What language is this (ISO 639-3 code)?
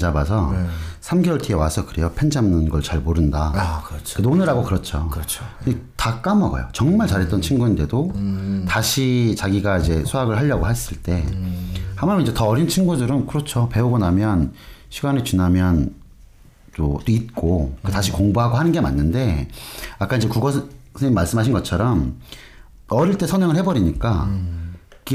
kor